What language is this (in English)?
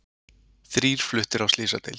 Icelandic